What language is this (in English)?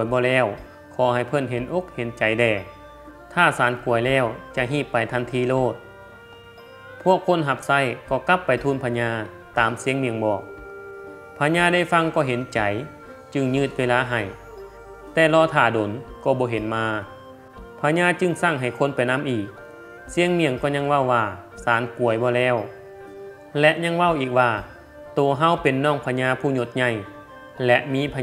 Thai